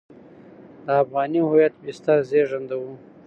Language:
Pashto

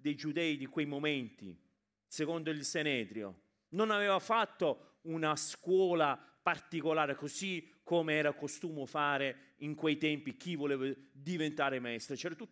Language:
Italian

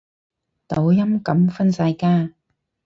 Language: Cantonese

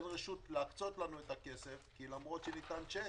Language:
Hebrew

